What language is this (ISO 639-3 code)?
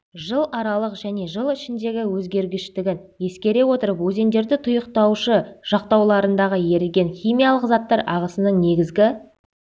kaz